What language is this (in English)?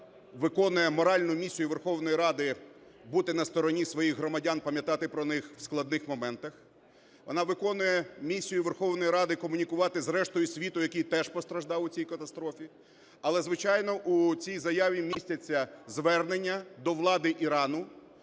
Ukrainian